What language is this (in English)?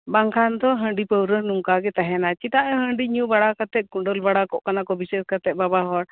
Santali